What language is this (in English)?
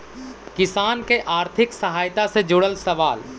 Magahi